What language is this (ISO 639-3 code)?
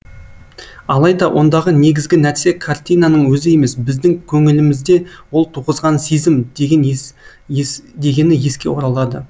kaz